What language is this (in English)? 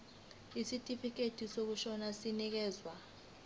Zulu